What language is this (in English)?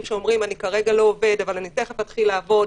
Hebrew